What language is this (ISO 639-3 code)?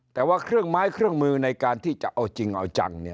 tha